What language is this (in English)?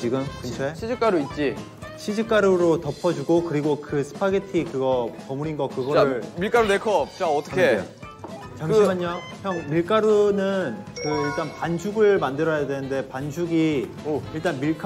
Korean